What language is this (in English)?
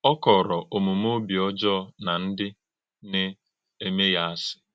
Igbo